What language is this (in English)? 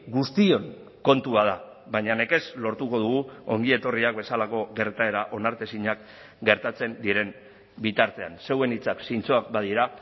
Basque